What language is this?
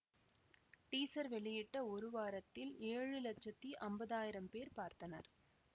Tamil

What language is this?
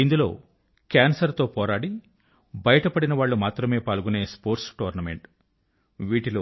Telugu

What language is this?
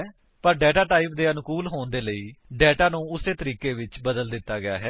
Punjabi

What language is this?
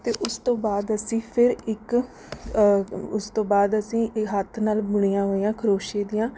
Punjabi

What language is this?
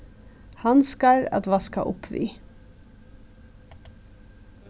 Faroese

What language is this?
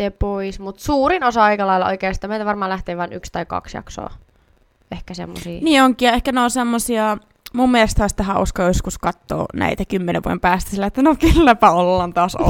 Finnish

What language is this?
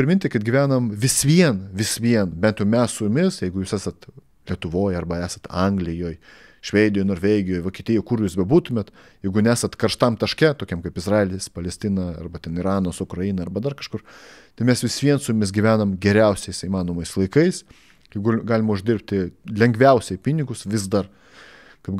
Lithuanian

